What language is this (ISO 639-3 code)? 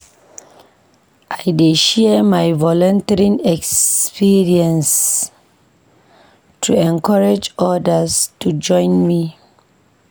pcm